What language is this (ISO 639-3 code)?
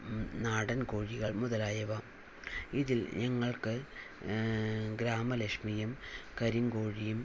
mal